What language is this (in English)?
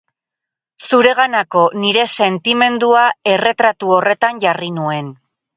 Basque